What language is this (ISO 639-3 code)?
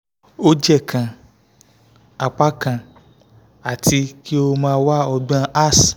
yor